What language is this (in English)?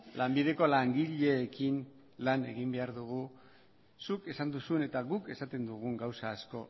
Basque